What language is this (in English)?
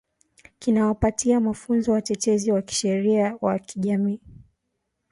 Swahili